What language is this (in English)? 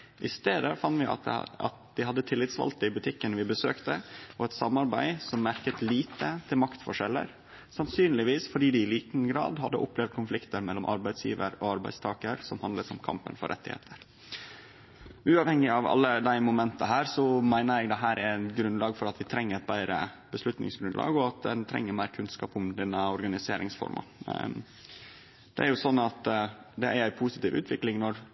Norwegian Nynorsk